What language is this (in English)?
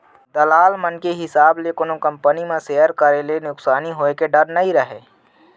Chhattisgarhi